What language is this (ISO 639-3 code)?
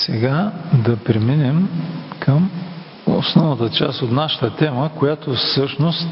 bul